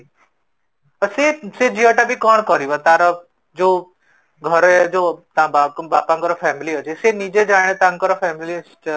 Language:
Odia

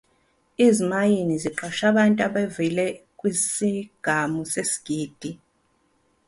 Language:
Zulu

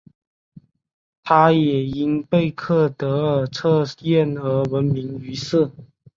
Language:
Chinese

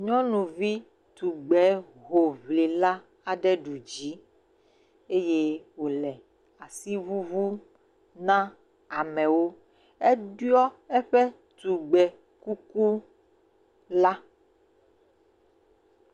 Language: Ewe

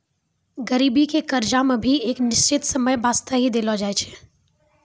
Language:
Maithili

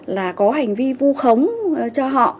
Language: Vietnamese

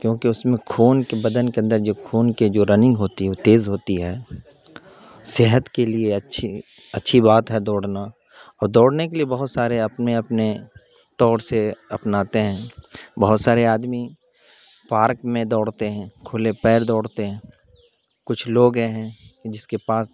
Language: Urdu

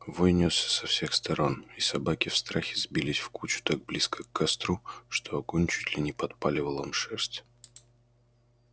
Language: Russian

